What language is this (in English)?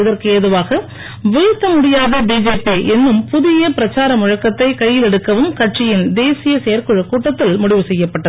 Tamil